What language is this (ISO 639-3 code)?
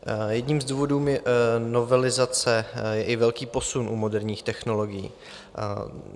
ces